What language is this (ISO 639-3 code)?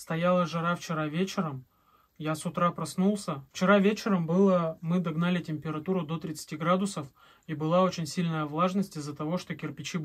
rus